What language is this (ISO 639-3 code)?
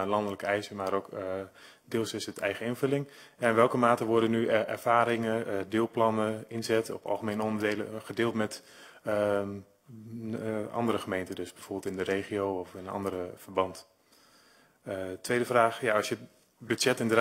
nld